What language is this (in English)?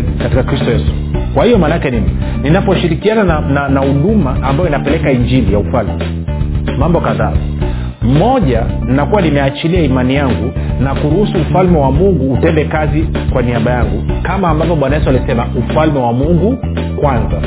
Swahili